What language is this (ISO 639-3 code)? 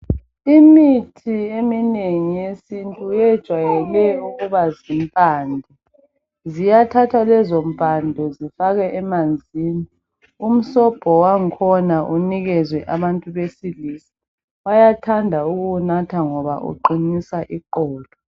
nde